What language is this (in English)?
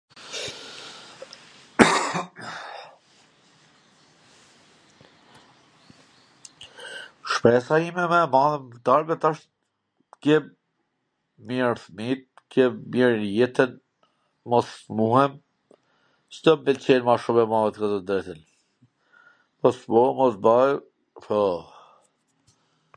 Gheg Albanian